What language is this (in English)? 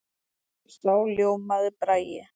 Icelandic